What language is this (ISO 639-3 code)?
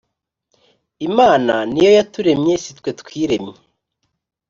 kin